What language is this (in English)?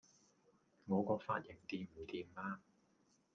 Cantonese